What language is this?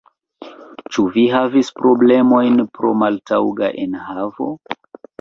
Esperanto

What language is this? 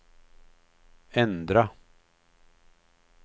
Swedish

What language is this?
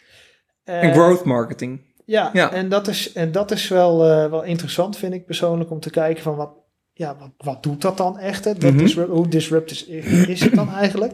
Dutch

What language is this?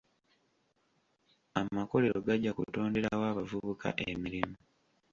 Ganda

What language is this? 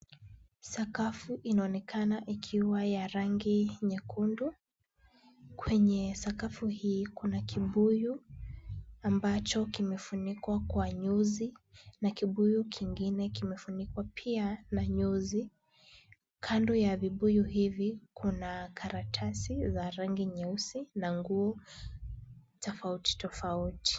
Swahili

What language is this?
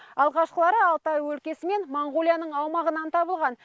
Kazakh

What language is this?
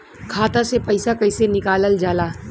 Bhojpuri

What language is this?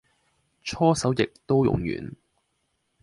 Cantonese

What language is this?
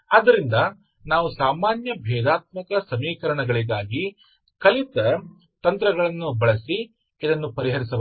Kannada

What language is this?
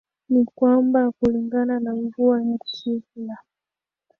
Swahili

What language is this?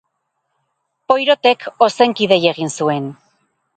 Basque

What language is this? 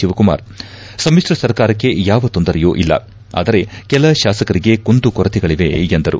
Kannada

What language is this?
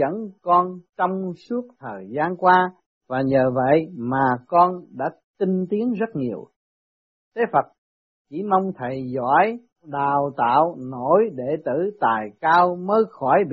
Vietnamese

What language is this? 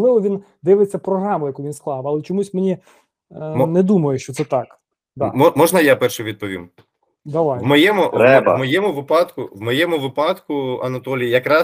Ukrainian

